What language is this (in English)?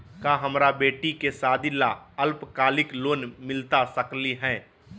Magahi